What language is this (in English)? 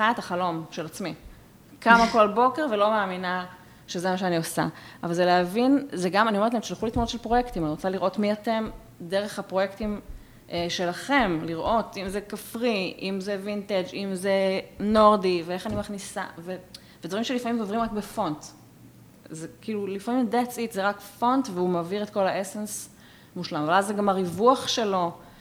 Hebrew